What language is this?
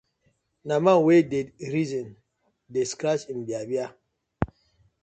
Nigerian Pidgin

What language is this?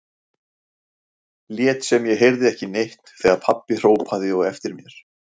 Icelandic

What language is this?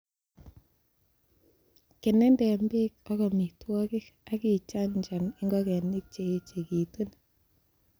Kalenjin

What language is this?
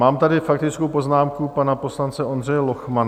Czech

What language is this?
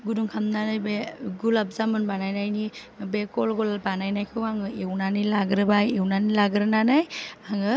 Bodo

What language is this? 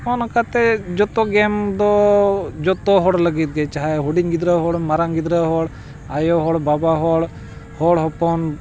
Santali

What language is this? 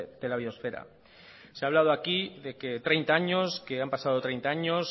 Spanish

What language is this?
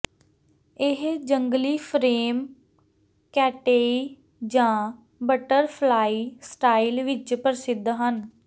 Punjabi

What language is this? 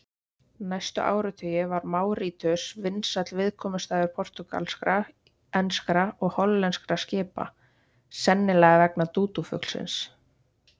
Icelandic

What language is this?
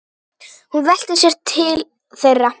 Icelandic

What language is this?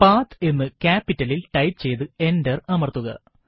Malayalam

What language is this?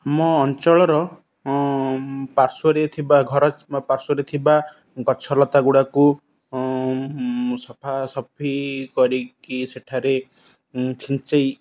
Odia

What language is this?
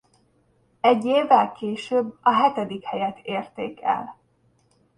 Hungarian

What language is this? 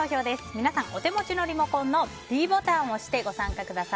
Japanese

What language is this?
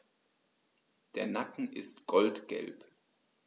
German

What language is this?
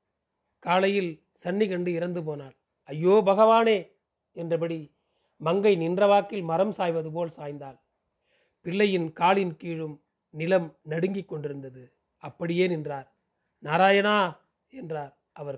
Tamil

